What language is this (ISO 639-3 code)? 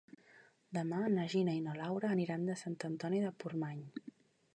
cat